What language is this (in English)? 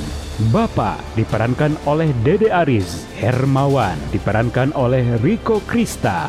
Indonesian